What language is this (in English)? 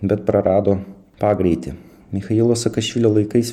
Lithuanian